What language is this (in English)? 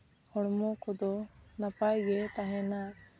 Santali